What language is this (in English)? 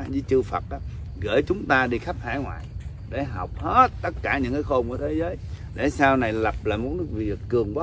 Vietnamese